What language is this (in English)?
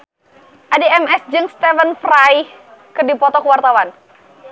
Sundanese